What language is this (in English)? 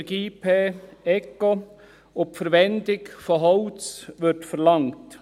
Swiss German